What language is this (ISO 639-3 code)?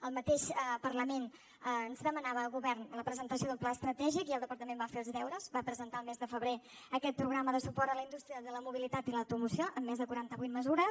cat